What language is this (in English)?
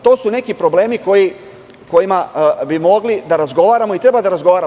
Serbian